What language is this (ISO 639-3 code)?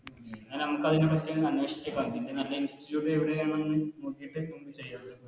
mal